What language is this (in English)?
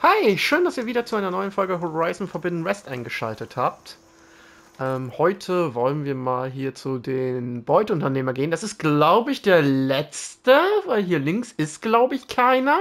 German